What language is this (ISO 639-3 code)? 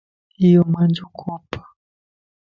lss